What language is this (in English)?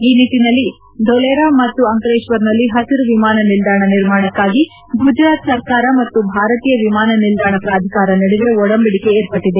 Kannada